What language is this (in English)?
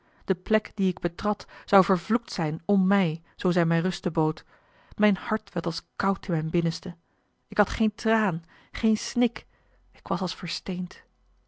Dutch